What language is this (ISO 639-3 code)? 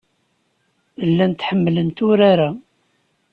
kab